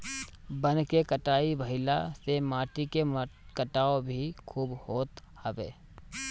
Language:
Bhojpuri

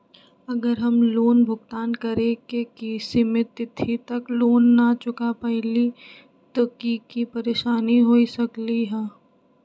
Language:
Magahi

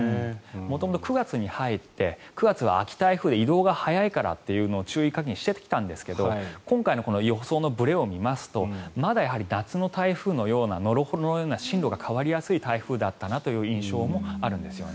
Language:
Japanese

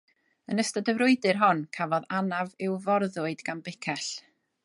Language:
Welsh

